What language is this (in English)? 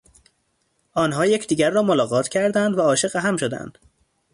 Persian